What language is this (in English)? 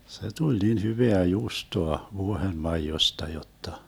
Finnish